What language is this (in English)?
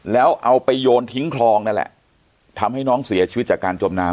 Thai